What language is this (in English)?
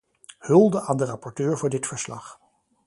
Dutch